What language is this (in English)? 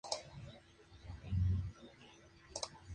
Spanish